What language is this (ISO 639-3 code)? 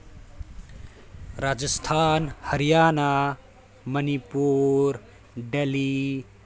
mni